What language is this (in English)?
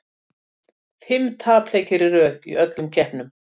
Icelandic